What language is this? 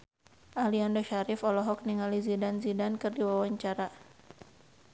Sundanese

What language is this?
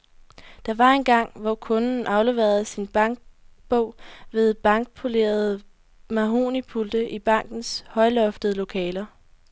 Danish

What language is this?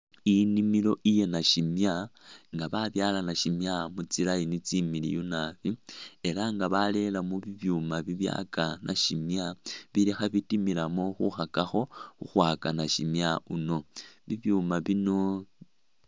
Masaaba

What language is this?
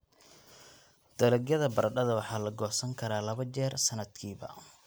Somali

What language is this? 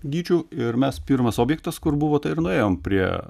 Lithuanian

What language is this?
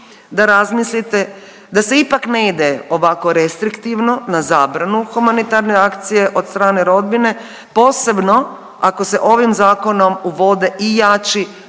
Croatian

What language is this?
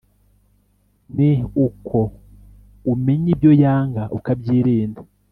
Kinyarwanda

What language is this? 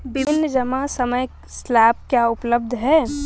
Hindi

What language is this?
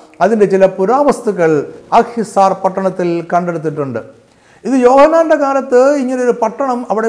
Malayalam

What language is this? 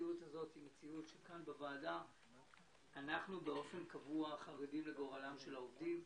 Hebrew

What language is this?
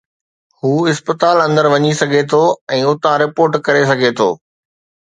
Sindhi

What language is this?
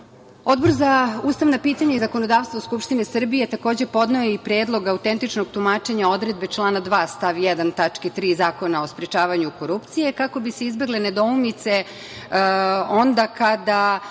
Serbian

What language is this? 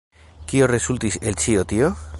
Esperanto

